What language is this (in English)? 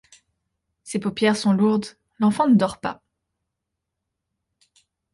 French